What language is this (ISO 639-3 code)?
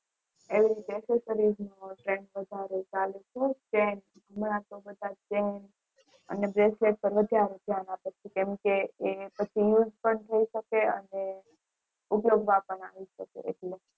guj